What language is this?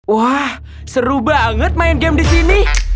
Indonesian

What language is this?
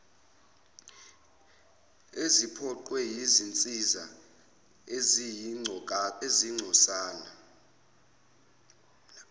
Zulu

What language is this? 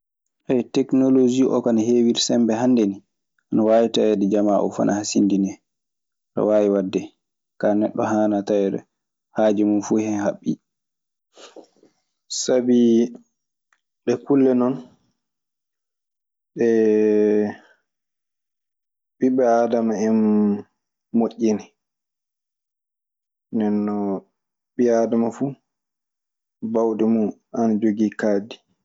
Maasina Fulfulde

